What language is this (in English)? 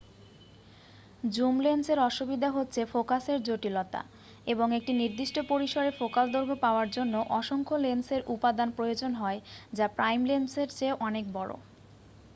Bangla